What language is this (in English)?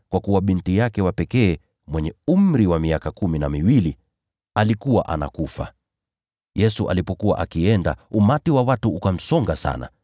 Swahili